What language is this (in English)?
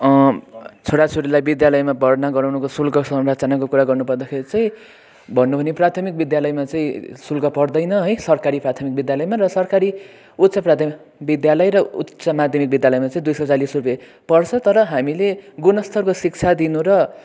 Nepali